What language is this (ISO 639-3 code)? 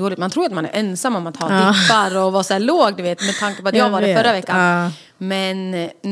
swe